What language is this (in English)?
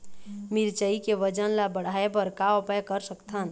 Chhattisgarhi